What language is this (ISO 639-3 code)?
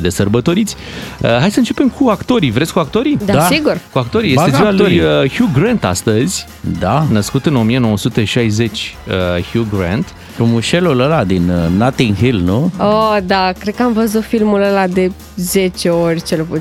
ron